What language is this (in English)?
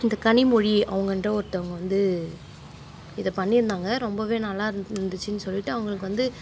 Tamil